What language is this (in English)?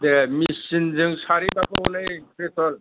Bodo